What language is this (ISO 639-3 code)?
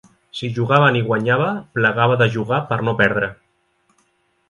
cat